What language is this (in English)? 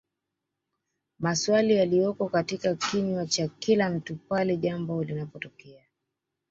Swahili